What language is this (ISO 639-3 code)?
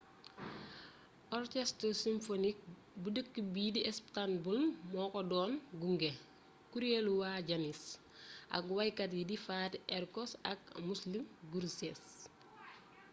wol